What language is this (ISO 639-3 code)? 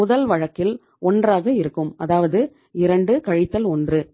tam